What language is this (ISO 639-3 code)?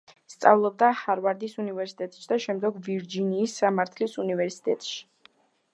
kat